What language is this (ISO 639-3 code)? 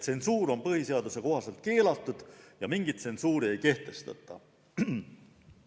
est